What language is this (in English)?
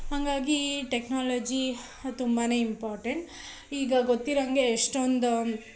Kannada